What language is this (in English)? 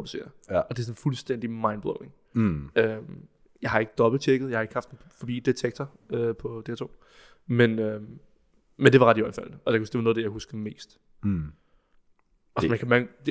Danish